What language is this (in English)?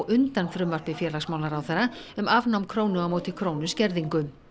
Icelandic